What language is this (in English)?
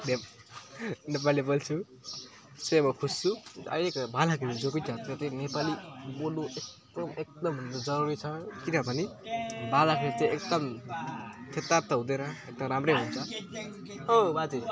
Nepali